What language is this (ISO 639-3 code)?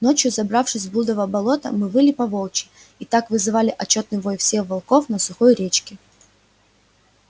rus